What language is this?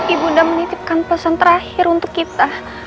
Indonesian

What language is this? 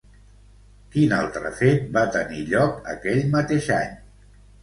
Catalan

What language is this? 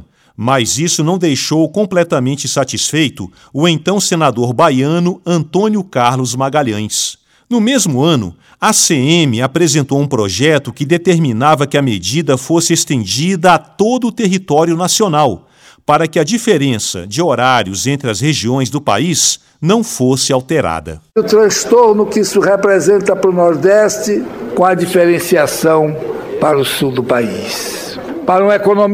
Portuguese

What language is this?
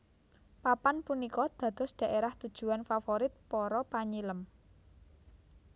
Javanese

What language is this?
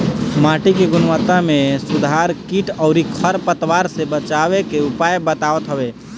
Bhojpuri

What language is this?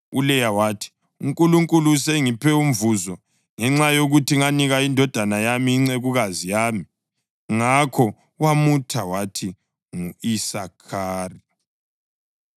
North Ndebele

